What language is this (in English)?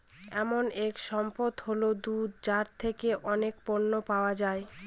Bangla